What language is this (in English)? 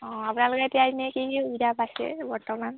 Assamese